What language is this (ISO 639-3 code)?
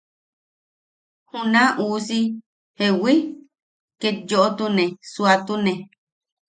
yaq